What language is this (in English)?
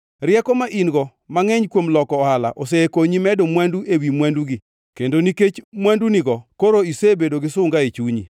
Luo (Kenya and Tanzania)